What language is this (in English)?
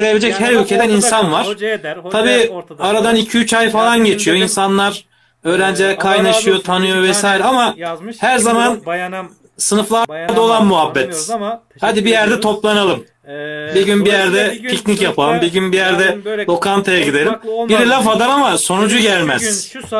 Turkish